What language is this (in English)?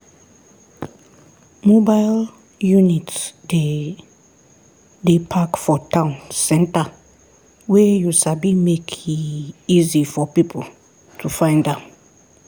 Nigerian Pidgin